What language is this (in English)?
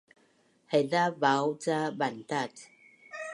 Bunun